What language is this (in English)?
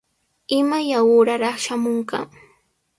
Sihuas Ancash Quechua